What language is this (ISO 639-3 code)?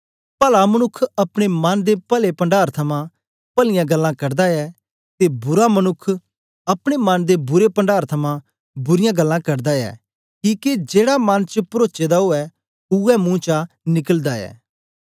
doi